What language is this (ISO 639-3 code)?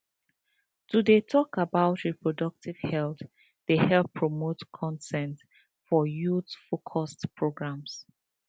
pcm